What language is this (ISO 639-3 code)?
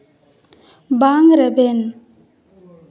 sat